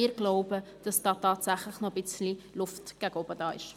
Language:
Swiss German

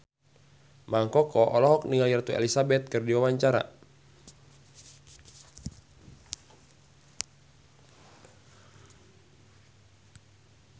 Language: Sundanese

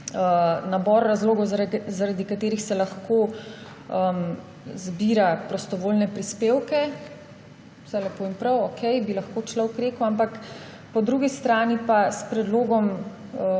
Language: Slovenian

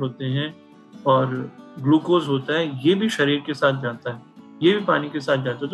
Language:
Hindi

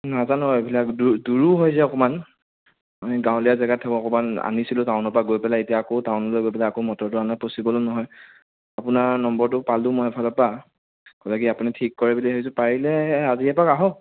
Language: Assamese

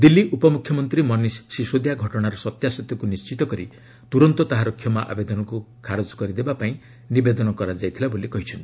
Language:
Odia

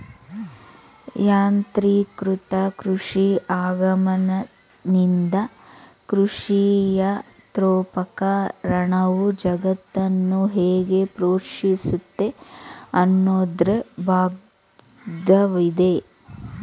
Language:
Kannada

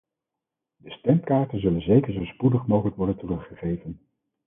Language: Dutch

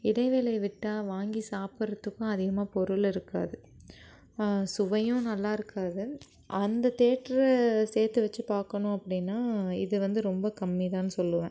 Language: Tamil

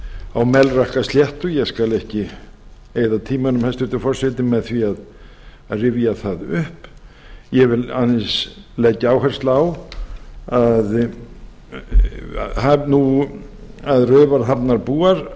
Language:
Icelandic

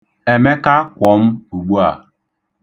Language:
Igbo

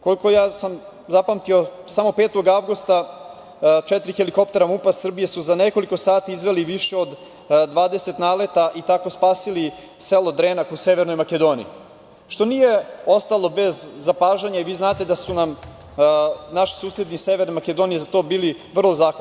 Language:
Serbian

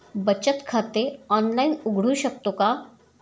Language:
Marathi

